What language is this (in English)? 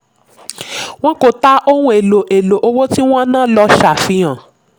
Yoruba